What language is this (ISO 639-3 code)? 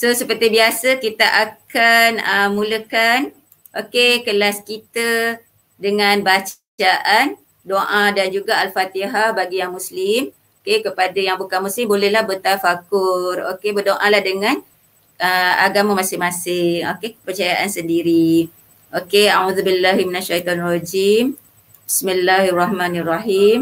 msa